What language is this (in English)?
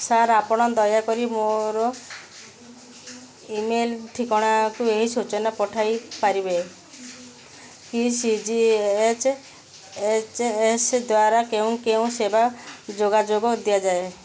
Odia